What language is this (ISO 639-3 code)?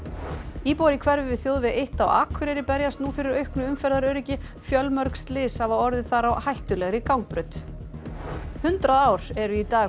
isl